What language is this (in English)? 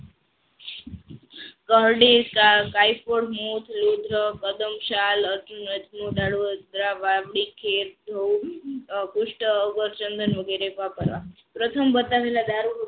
Gujarati